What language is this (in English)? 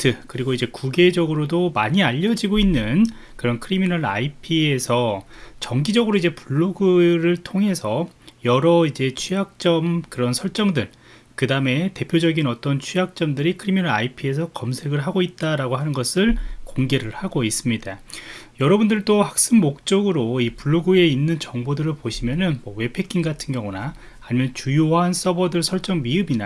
Korean